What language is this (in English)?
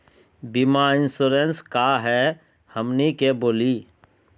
Magahi